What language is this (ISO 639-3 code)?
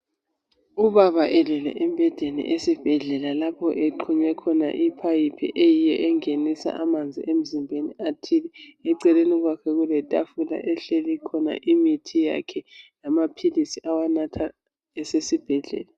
nde